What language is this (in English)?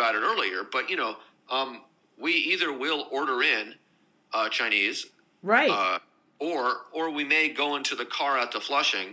English